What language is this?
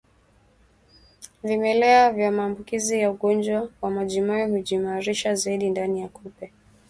Swahili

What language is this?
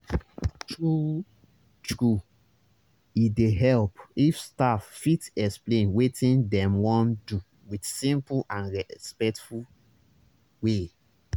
Nigerian Pidgin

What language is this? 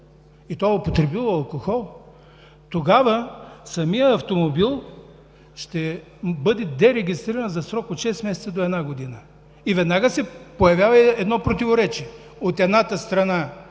Bulgarian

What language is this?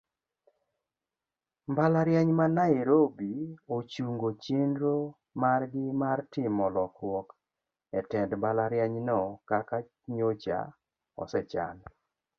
Luo (Kenya and Tanzania)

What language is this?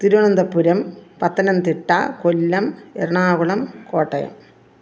Malayalam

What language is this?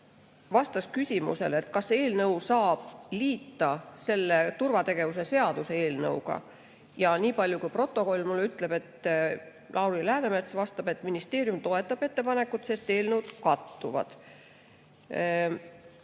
Estonian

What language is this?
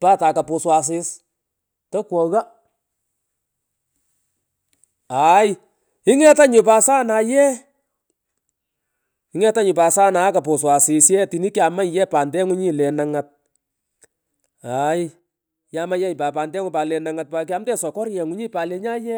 Pökoot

